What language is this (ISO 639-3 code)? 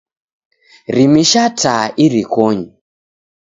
dav